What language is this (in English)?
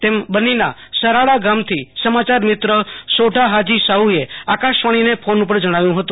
Gujarati